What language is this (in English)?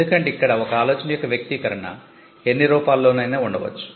Telugu